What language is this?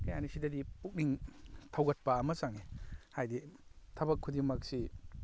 Manipuri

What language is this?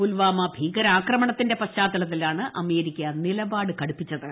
Malayalam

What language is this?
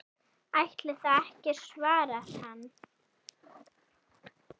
Icelandic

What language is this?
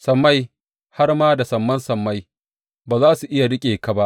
Hausa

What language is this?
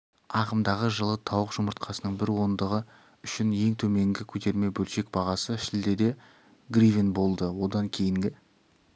Kazakh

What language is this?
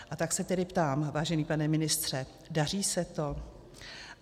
Czech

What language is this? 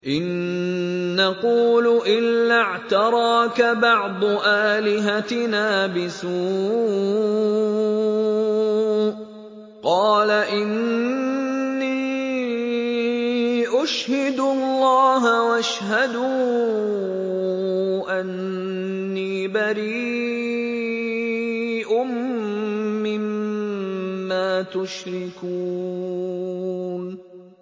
Arabic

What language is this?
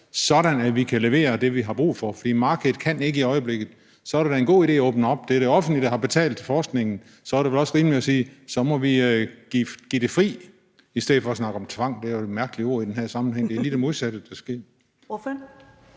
Danish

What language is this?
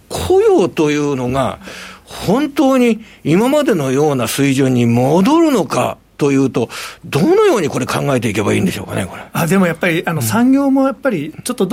Japanese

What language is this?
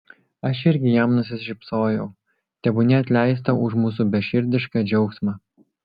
Lithuanian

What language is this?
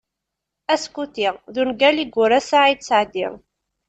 Kabyle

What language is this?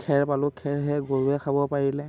Assamese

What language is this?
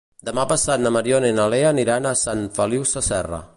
Catalan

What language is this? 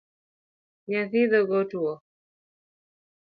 Luo (Kenya and Tanzania)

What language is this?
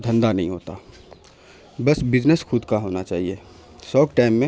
Urdu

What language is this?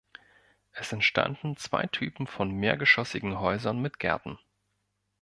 German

